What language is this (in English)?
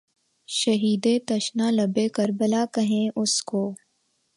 Urdu